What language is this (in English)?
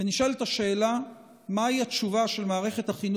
Hebrew